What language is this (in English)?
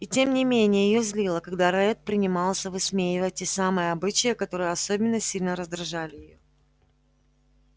Russian